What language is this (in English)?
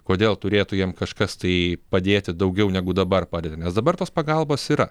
Lithuanian